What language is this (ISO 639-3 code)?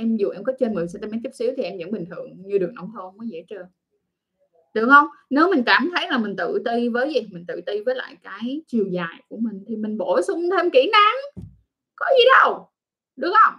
vie